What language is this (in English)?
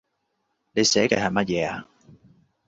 Cantonese